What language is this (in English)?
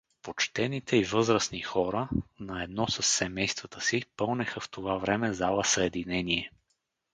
Bulgarian